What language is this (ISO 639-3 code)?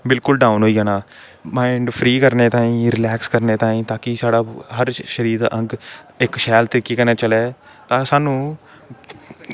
doi